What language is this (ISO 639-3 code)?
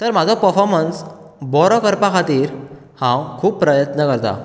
kok